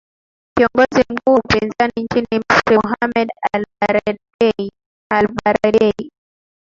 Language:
Swahili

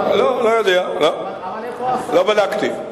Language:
Hebrew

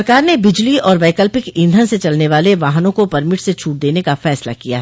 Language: Hindi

